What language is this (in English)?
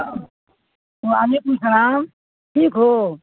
Urdu